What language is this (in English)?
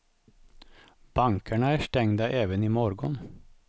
Swedish